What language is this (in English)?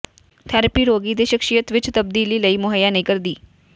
Punjabi